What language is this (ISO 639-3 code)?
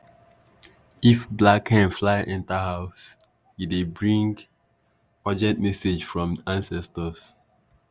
pcm